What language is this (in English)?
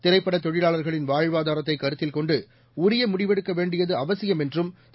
Tamil